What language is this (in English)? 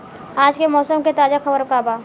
Bhojpuri